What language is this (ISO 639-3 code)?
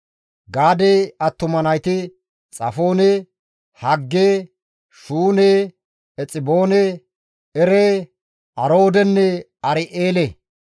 gmv